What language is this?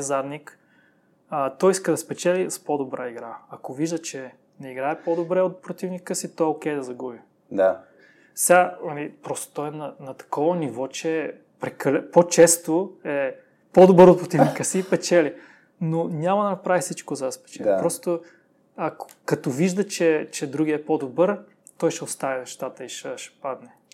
Bulgarian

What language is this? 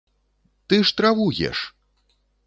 Belarusian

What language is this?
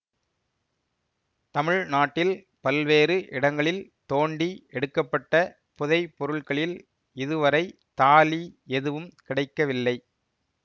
Tamil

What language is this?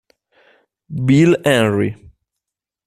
Italian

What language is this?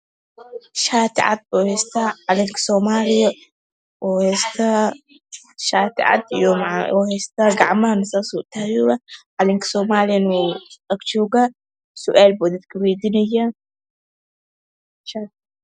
Somali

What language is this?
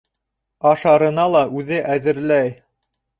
Bashkir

